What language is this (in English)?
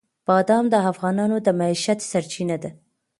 Pashto